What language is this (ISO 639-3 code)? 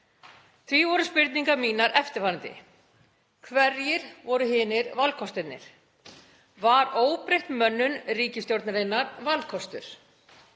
isl